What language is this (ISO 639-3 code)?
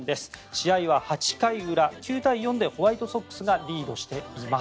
jpn